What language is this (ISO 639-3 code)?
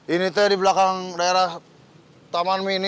ind